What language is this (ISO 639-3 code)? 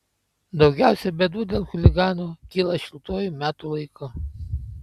lit